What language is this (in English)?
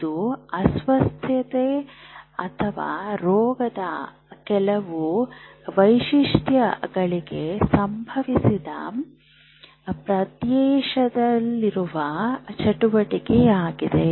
Kannada